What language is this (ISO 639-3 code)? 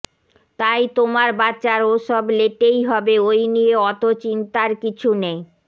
ben